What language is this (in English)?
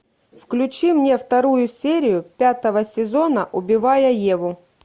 Russian